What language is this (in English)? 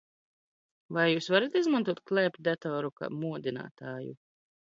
Latvian